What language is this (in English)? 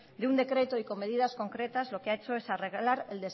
Spanish